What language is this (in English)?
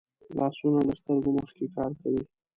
Pashto